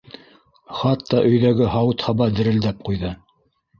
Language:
Bashkir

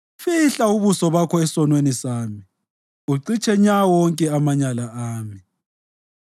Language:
North Ndebele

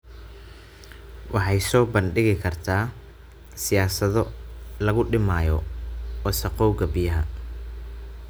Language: Somali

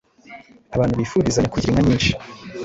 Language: Kinyarwanda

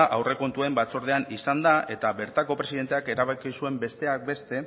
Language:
Basque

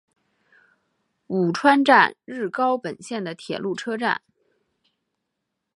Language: Chinese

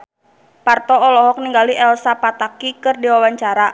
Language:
Sundanese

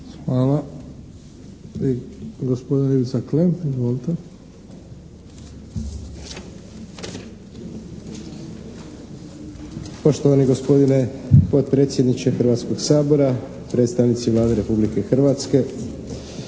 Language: Croatian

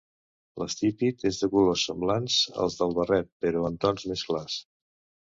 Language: Catalan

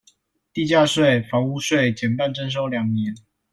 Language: Chinese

